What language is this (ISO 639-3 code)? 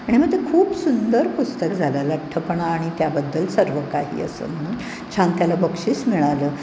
mar